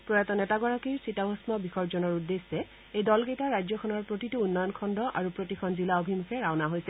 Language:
Assamese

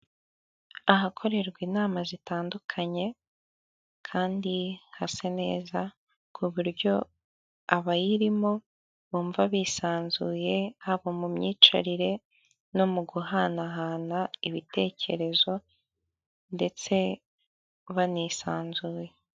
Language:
Kinyarwanda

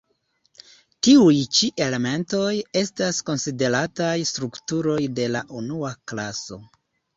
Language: Esperanto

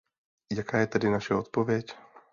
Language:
Czech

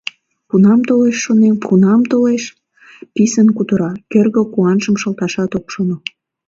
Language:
Mari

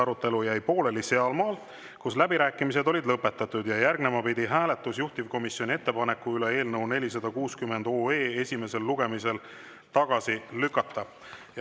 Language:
Estonian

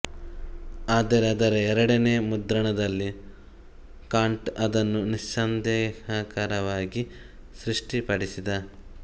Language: Kannada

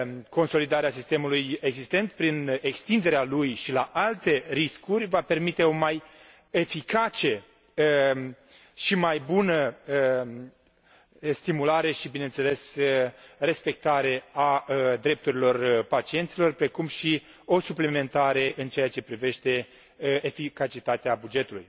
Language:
Romanian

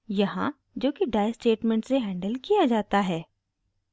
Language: Hindi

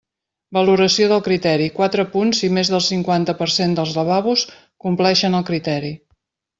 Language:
Catalan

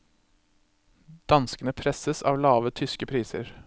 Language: Norwegian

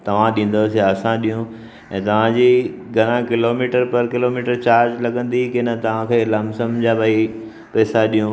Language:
Sindhi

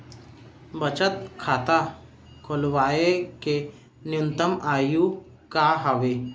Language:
Chhattisgarhi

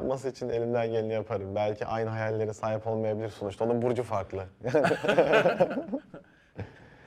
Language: Turkish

